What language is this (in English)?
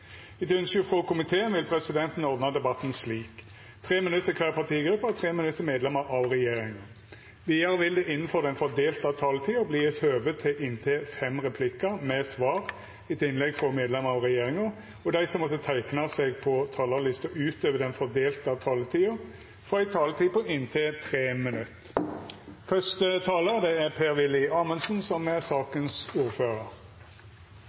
Norwegian